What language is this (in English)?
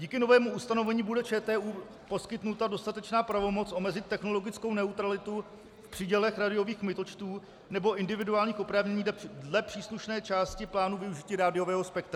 Czech